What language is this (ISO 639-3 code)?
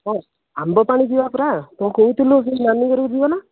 ori